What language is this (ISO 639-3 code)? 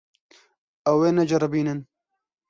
kur